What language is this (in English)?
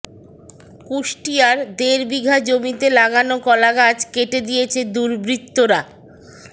Bangla